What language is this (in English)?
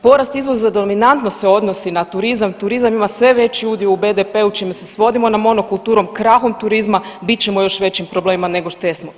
Croatian